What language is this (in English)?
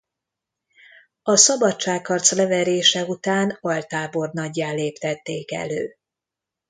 Hungarian